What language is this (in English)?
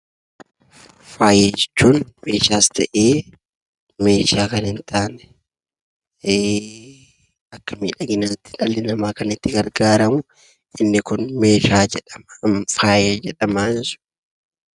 Oromo